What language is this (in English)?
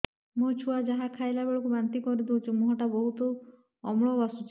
Odia